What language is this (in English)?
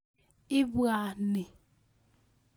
Kalenjin